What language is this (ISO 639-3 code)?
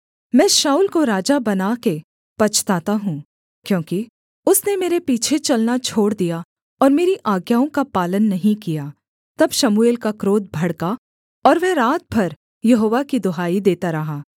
hin